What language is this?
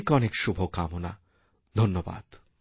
Bangla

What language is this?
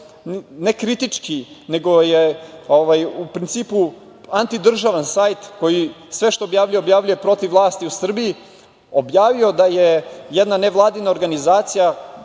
Serbian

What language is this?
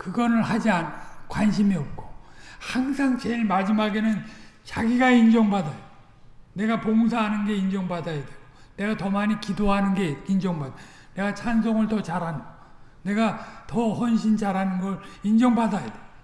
Korean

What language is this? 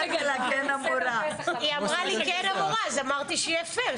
Hebrew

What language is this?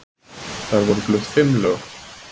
Icelandic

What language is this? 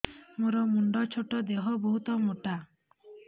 Odia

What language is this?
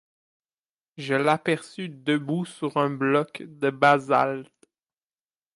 French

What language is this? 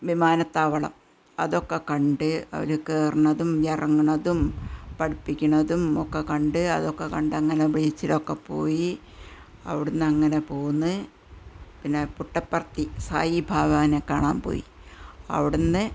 Malayalam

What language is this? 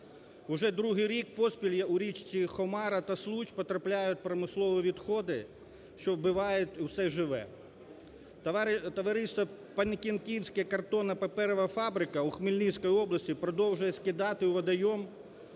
Ukrainian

